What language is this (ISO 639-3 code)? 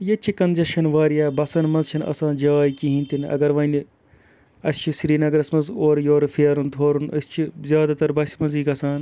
kas